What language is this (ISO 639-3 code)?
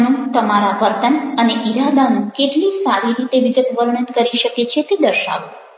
guj